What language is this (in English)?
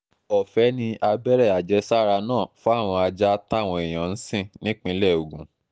Yoruba